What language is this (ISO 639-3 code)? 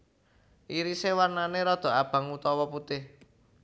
jav